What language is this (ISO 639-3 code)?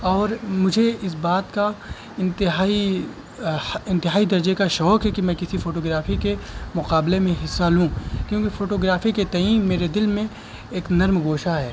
urd